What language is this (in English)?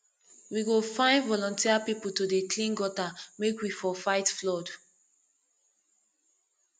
Nigerian Pidgin